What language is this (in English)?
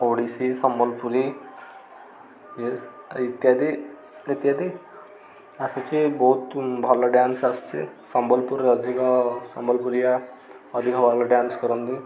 Odia